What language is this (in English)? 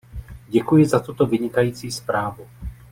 Czech